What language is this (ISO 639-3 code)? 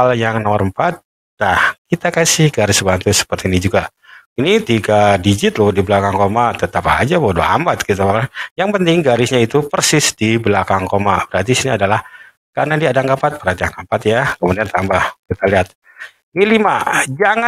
ind